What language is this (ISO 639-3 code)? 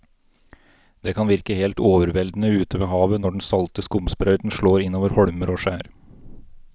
nor